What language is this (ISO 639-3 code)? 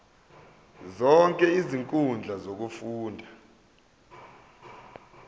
zul